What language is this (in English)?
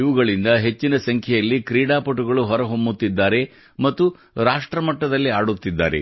Kannada